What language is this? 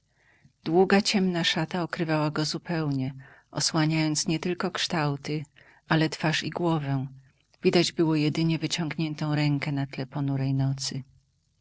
Polish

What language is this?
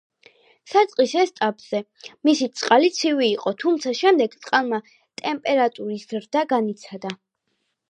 Georgian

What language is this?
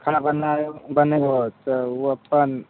Maithili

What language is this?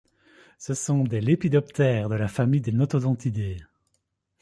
French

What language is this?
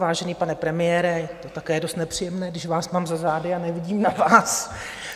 Czech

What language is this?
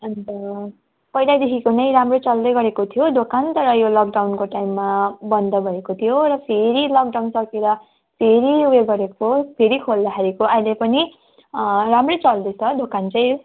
Nepali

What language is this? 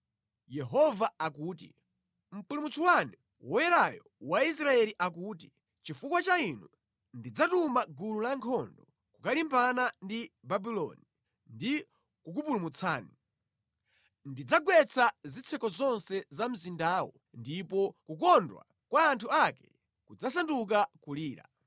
Nyanja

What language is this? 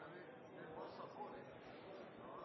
Norwegian Bokmål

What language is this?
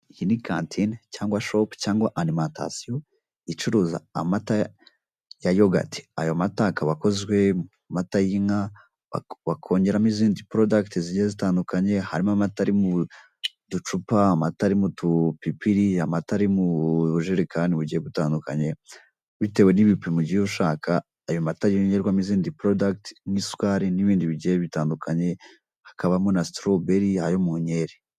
Kinyarwanda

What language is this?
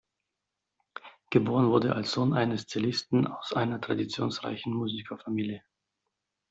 German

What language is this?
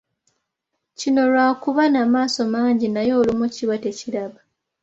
Ganda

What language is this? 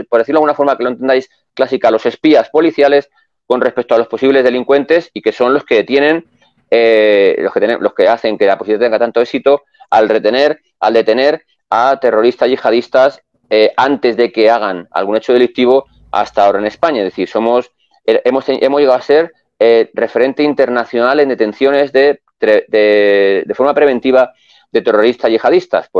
Spanish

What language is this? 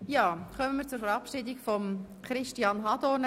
Swiss German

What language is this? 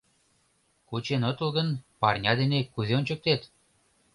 Mari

